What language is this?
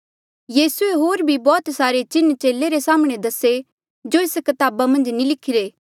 Mandeali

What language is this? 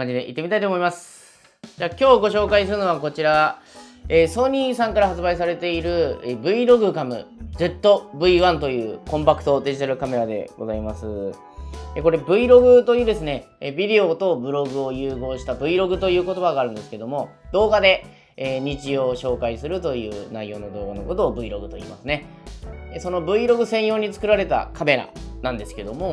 Japanese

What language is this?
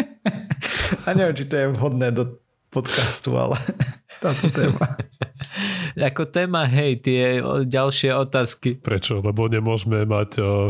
Slovak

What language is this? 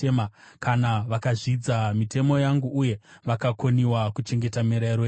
Shona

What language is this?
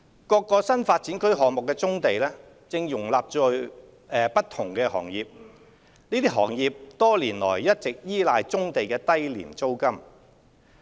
Cantonese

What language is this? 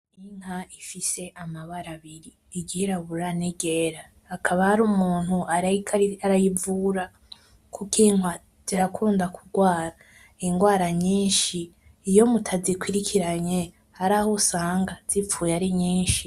Rundi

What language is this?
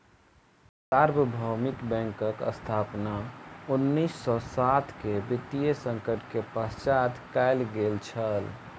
Maithili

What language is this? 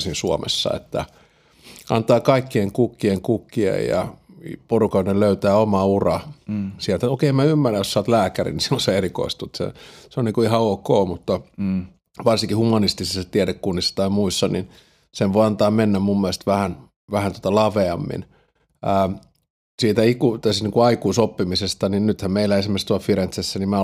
Finnish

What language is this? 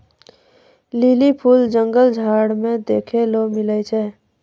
Maithili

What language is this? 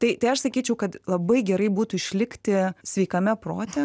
Lithuanian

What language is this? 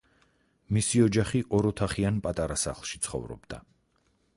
Georgian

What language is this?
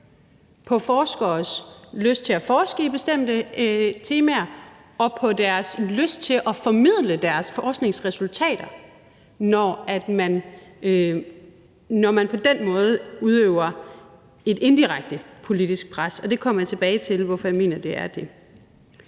Danish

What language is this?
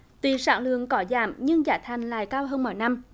Vietnamese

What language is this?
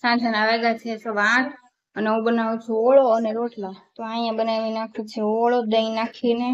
Gujarati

